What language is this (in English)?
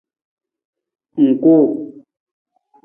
Nawdm